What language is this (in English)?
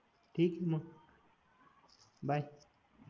Marathi